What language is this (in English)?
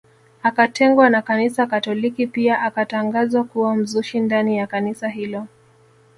Swahili